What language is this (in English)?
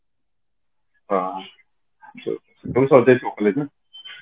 Odia